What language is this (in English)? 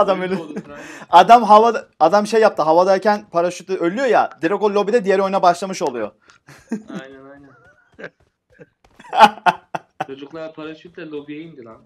Turkish